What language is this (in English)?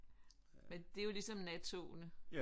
Danish